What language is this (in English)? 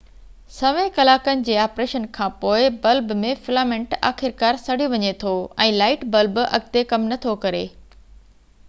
Sindhi